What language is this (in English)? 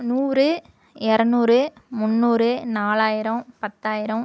Tamil